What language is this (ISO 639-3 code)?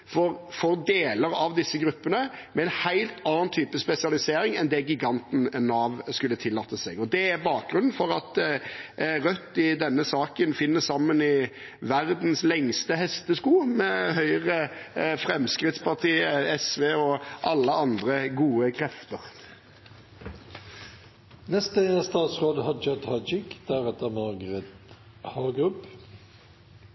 nor